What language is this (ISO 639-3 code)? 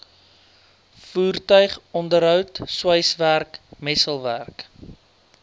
afr